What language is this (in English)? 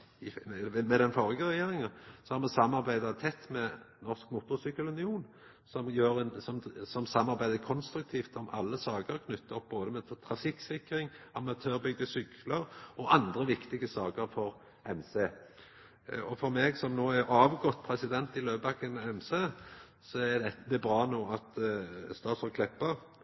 Norwegian Nynorsk